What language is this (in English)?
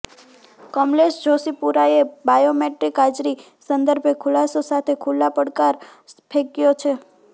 Gujarati